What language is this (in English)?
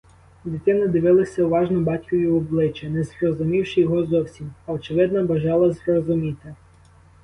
Ukrainian